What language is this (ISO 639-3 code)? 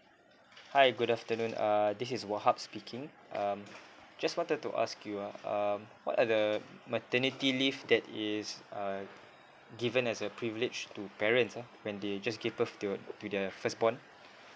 eng